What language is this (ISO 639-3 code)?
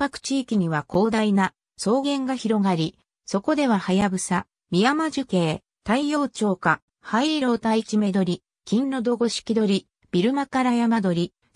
jpn